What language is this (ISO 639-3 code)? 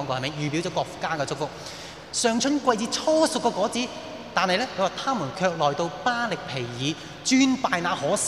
zho